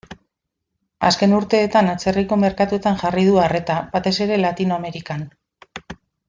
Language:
Basque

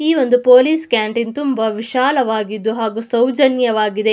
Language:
Kannada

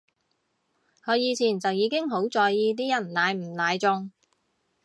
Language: Cantonese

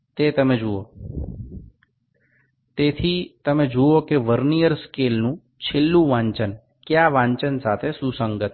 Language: Bangla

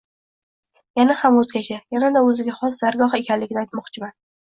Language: Uzbek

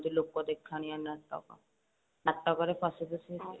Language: Odia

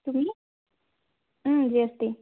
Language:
Assamese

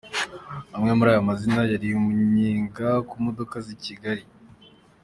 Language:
Kinyarwanda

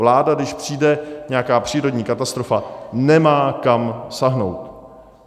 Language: Czech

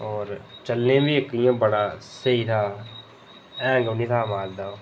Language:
Dogri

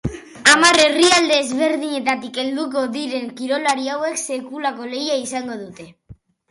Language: Basque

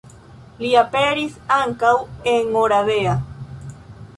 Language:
Esperanto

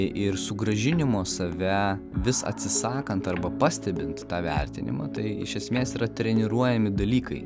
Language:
Lithuanian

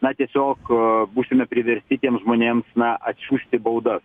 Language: Lithuanian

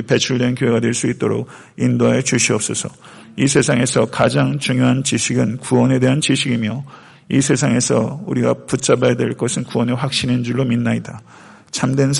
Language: Korean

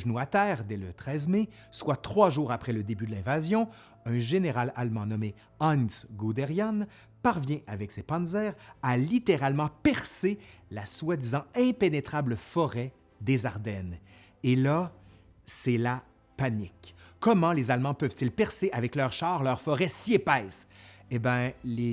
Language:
French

